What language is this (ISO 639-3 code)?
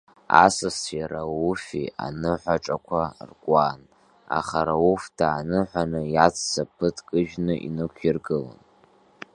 abk